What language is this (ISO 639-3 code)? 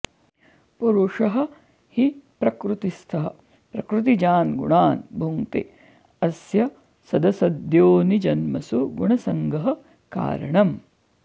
san